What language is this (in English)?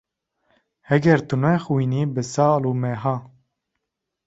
Kurdish